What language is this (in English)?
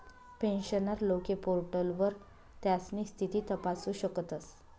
Marathi